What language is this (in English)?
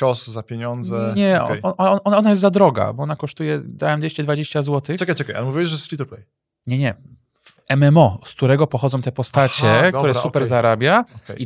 Polish